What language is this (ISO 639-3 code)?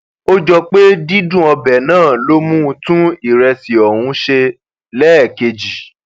yor